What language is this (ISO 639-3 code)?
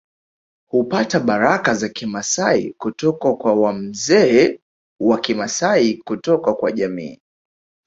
swa